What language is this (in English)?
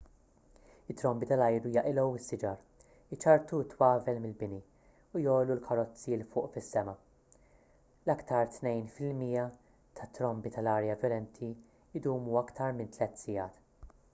Maltese